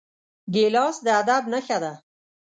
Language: Pashto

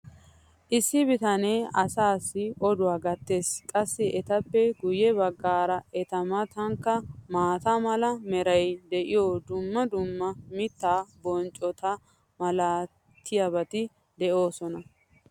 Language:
Wolaytta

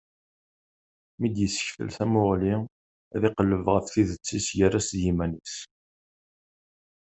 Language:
Kabyle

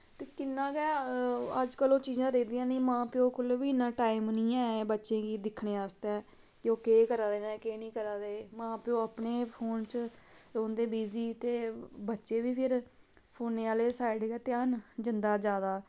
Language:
Dogri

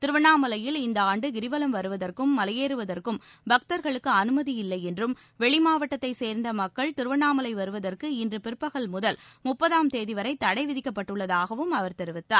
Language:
Tamil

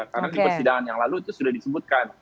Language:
Indonesian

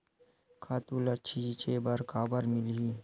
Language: Chhattisgarhi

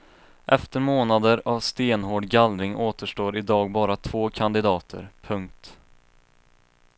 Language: Swedish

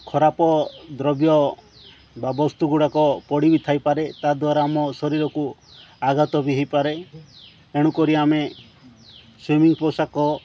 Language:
Odia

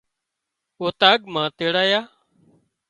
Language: Wadiyara Koli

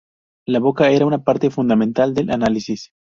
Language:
Spanish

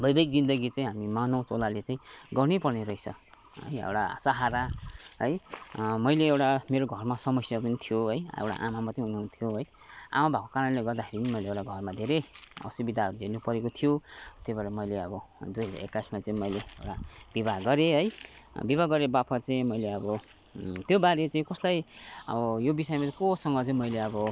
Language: Nepali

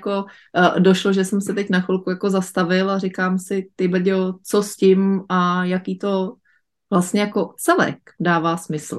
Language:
Czech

